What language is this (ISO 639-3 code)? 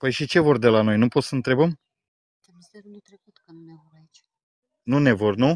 ron